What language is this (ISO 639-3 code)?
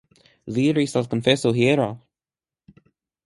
epo